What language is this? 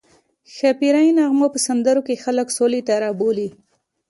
Pashto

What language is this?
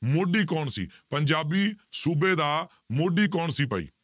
Punjabi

